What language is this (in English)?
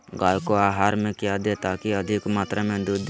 Magahi